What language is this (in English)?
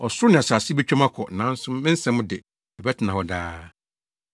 Akan